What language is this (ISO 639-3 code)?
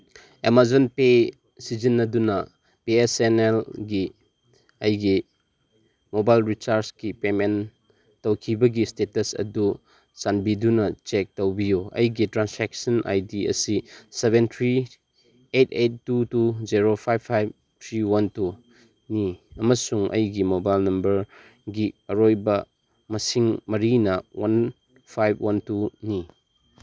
mni